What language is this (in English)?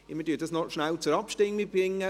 Swiss German